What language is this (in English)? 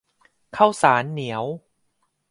Thai